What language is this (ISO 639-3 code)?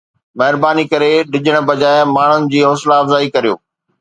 snd